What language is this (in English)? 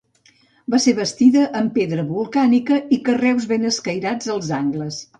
Catalan